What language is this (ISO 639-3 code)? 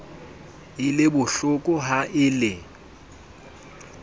sot